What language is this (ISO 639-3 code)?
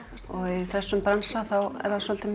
isl